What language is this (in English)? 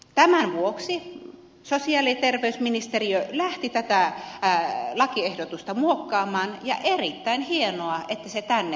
Finnish